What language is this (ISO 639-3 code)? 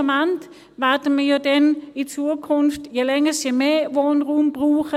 gsw